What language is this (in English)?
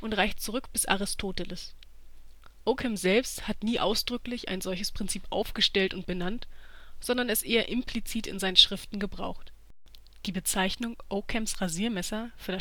German